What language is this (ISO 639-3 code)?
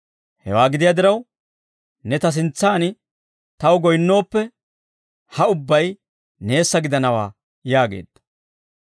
dwr